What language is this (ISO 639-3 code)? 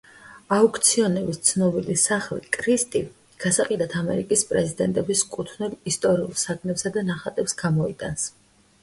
kat